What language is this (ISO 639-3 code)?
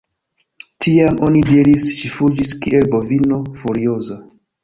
epo